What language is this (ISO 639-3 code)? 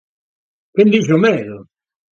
glg